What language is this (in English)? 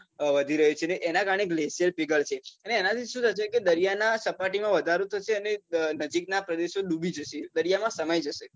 Gujarati